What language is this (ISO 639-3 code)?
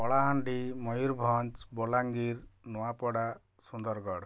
ori